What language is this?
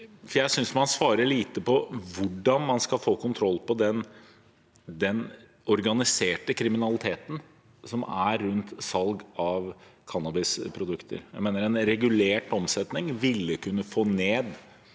Norwegian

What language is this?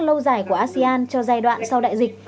Vietnamese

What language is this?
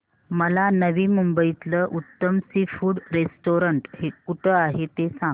Marathi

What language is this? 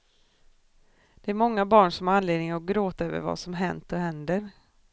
Swedish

